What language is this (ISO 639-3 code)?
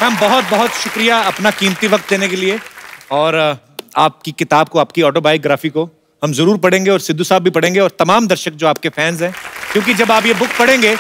hin